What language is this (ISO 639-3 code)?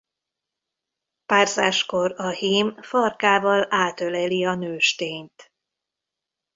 hun